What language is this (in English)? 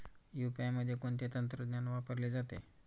Marathi